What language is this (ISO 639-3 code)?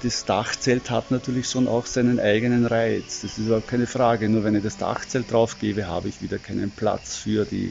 deu